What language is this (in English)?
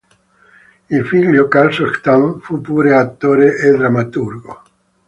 Italian